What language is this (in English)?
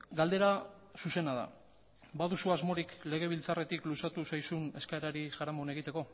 Basque